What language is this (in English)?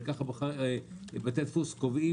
Hebrew